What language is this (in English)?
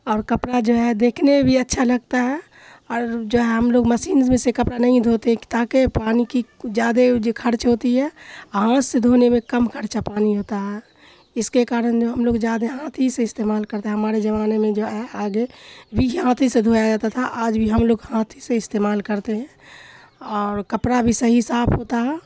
Urdu